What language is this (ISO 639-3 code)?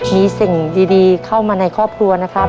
tha